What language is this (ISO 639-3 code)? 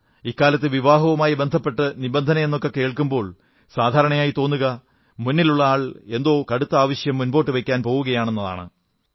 mal